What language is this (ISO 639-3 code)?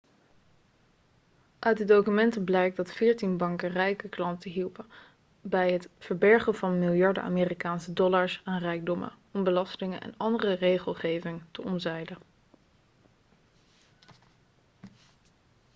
nld